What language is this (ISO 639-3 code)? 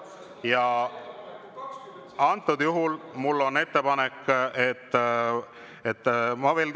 est